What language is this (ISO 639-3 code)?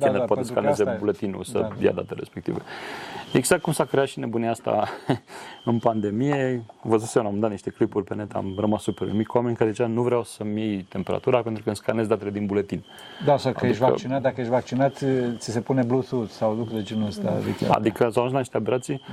ron